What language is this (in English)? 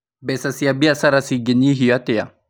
Kikuyu